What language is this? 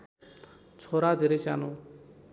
Nepali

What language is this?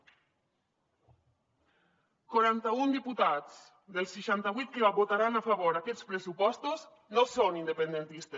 Catalan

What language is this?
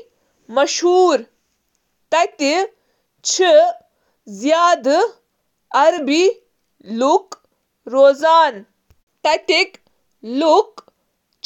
Kashmiri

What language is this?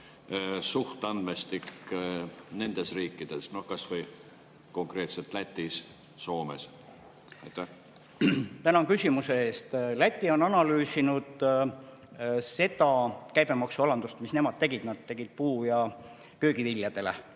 Estonian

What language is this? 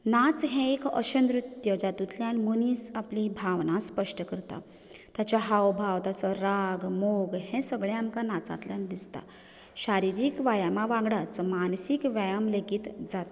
Konkani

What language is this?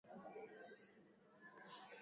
Swahili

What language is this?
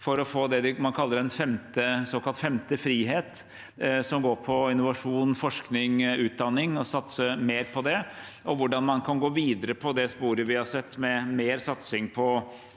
Norwegian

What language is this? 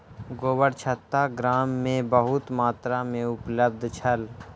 Maithili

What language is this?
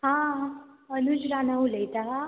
Konkani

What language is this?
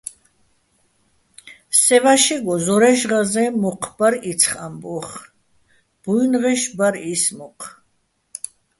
Bats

